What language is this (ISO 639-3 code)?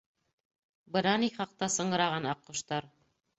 bak